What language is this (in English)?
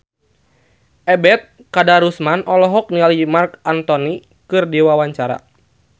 Sundanese